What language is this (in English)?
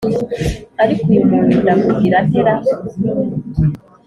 Kinyarwanda